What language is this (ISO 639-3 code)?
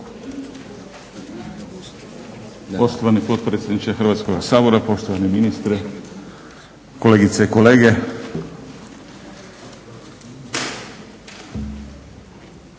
hrv